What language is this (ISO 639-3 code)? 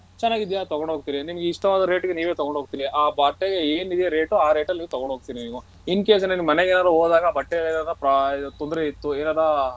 kan